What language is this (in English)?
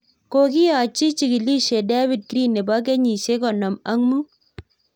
Kalenjin